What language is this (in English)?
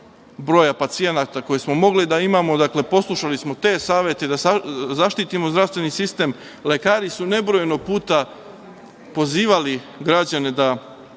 Serbian